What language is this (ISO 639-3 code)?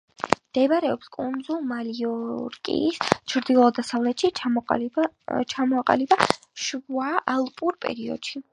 kat